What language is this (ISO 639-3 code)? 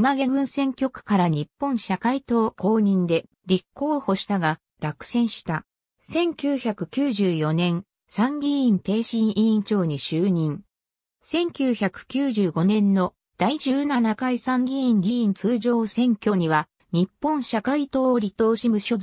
jpn